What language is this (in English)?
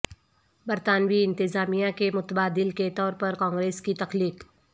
Urdu